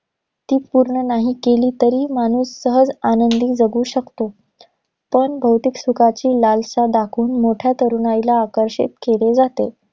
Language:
Marathi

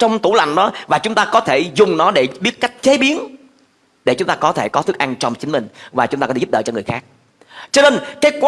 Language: Vietnamese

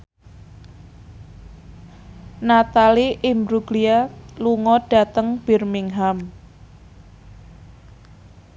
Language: Javanese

